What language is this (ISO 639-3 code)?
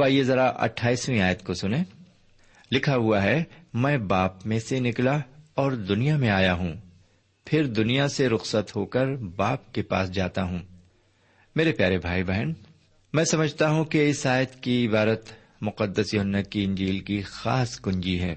urd